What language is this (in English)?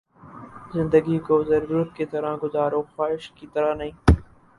Urdu